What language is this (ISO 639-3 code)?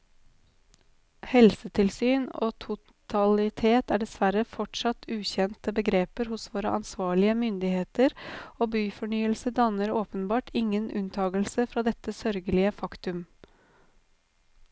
nor